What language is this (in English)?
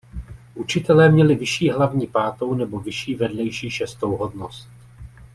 Czech